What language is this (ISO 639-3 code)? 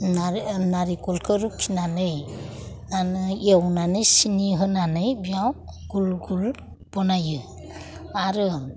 brx